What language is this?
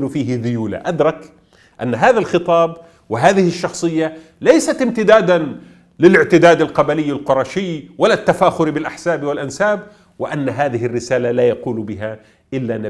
Arabic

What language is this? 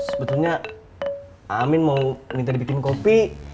Indonesian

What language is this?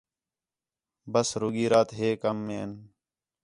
Khetrani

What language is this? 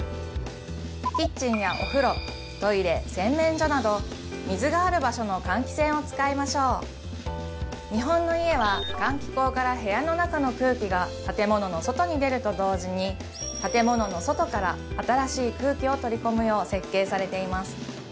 Japanese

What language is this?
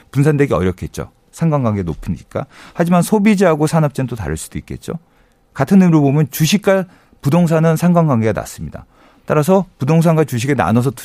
Korean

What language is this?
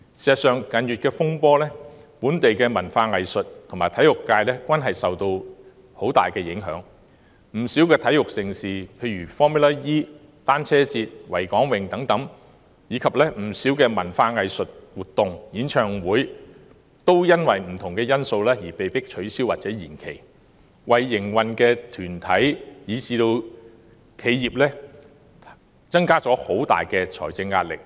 Cantonese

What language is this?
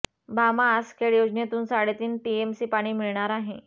Marathi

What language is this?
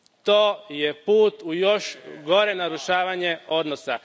Croatian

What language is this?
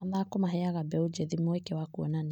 Kikuyu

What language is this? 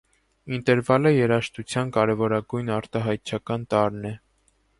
Armenian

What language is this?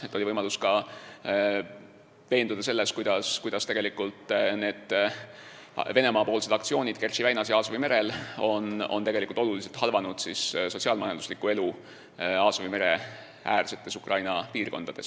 Estonian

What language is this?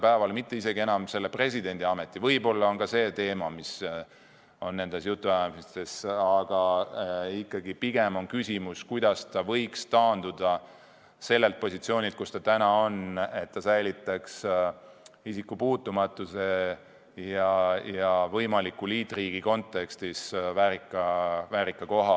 Estonian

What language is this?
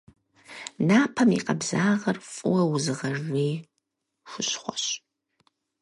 Kabardian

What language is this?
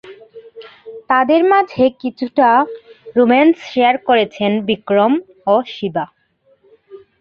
Bangla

